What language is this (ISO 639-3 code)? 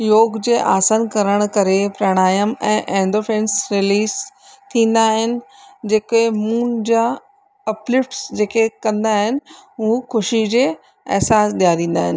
snd